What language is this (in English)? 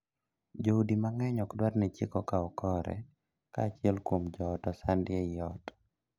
Luo (Kenya and Tanzania)